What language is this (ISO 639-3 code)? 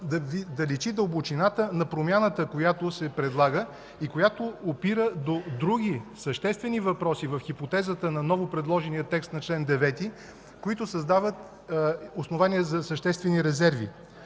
bul